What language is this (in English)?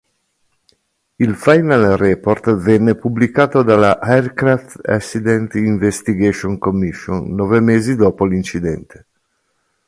Italian